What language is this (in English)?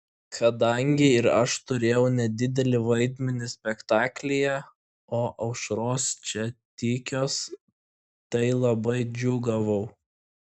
Lithuanian